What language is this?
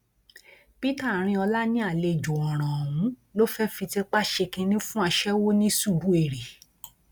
Yoruba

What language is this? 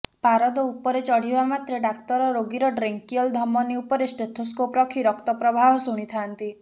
Odia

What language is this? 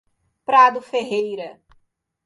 Portuguese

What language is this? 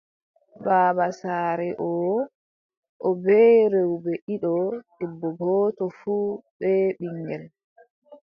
Adamawa Fulfulde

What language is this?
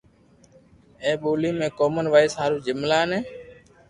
Loarki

